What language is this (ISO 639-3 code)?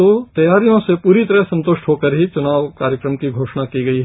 hin